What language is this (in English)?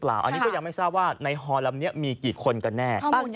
Thai